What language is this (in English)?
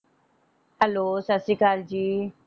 Punjabi